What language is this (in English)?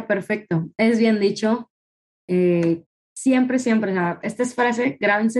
Spanish